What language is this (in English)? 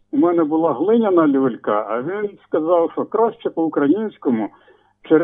Ukrainian